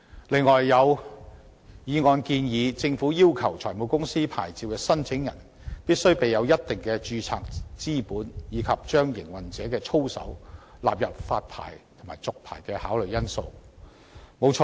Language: Cantonese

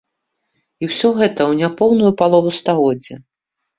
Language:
Belarusian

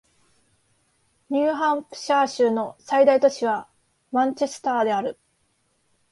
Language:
Japanese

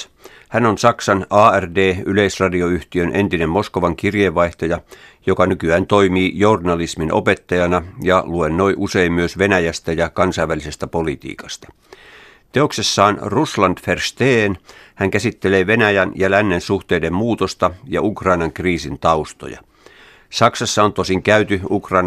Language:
Finnish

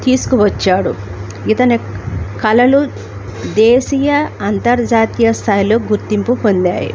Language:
Telugu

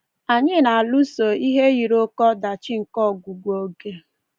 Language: Igbo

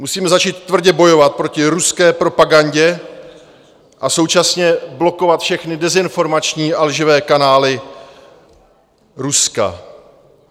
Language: Czech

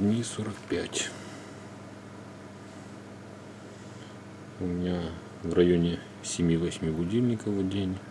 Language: Russian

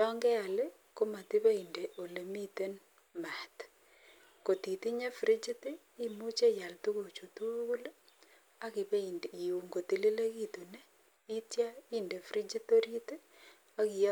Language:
Kalenjin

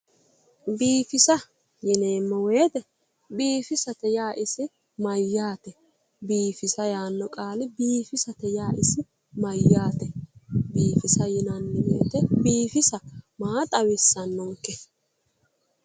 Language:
Sidamo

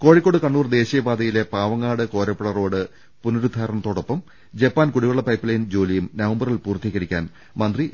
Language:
Malayalam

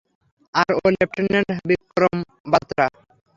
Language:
Bangla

